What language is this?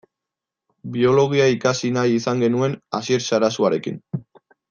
Basque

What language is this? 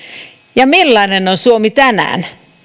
Finnish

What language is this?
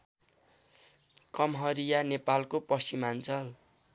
Nepali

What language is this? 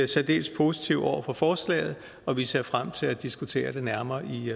Danish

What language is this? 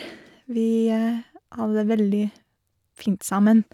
Norwegian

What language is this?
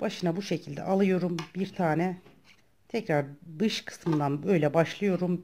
Turkish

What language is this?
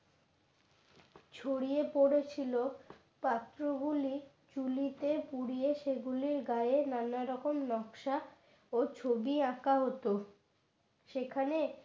Bangla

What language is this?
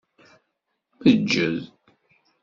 Kabyle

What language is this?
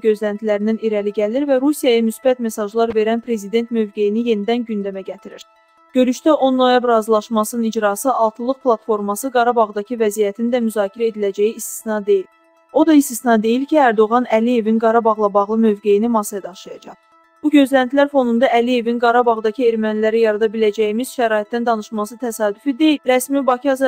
Turkish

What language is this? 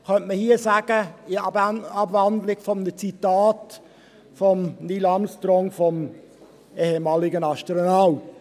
Swiss German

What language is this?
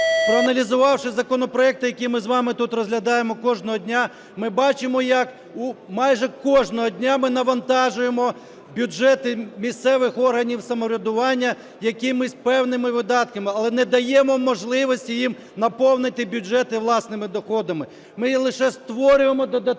Ukrainian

